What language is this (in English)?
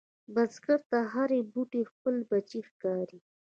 Pashto